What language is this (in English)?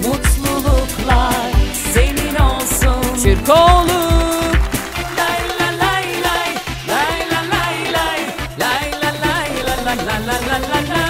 Turkish